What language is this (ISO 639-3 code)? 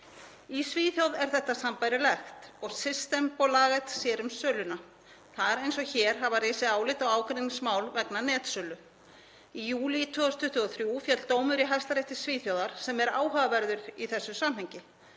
isl